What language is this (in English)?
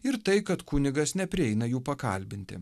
Lithuanian